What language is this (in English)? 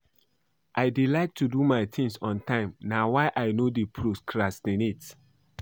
Nigerian Pidgin